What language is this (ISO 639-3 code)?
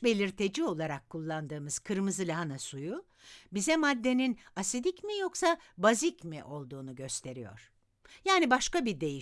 tur